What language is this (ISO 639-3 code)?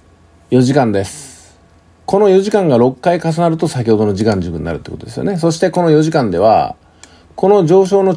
jpn